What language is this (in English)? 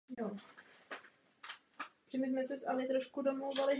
Czech